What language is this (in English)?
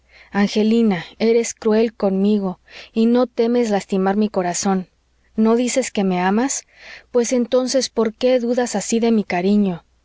Spanish